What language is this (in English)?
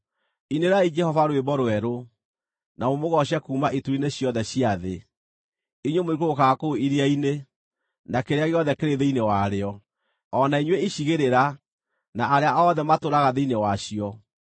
Kikuyu